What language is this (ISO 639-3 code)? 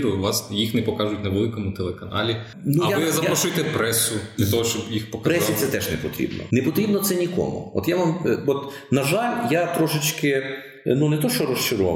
ukr